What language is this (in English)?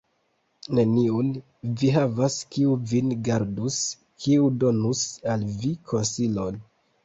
Esperanto